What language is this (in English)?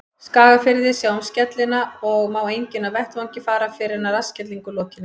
Icelandic